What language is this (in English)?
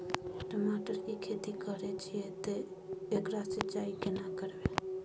Maithili